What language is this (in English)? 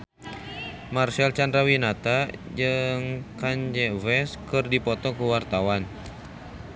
Sundanese